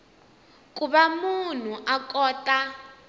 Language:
Tsonga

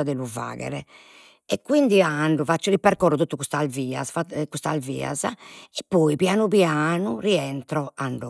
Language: Sardinian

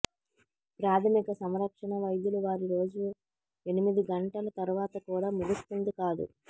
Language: Telugu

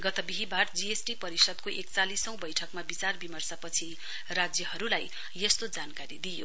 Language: Nepali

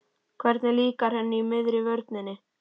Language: Icelandic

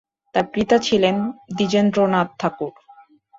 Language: Bangla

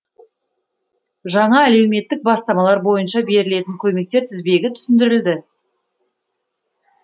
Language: Kazakh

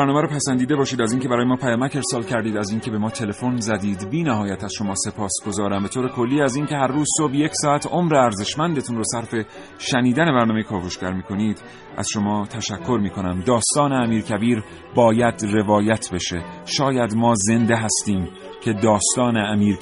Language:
Persian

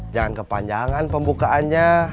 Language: Indonesian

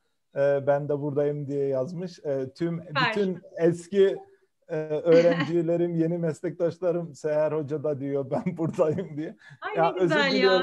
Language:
Turkish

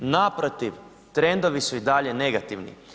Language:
Croatian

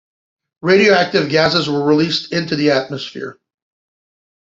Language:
English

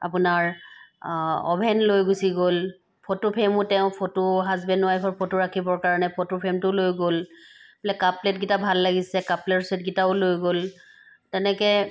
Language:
Assamese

